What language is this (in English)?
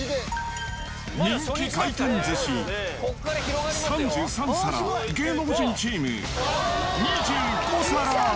Japanese